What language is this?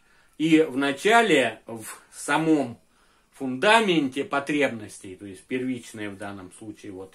Russian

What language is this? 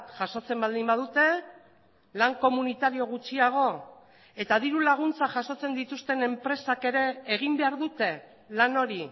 Basque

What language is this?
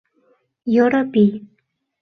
Mari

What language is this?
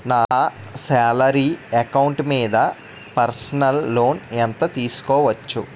Telugu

